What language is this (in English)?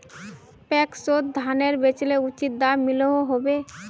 Magahi